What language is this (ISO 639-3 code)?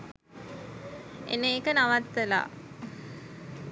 sin